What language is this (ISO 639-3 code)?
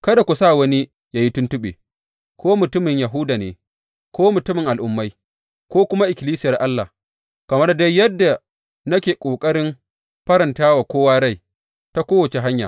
hau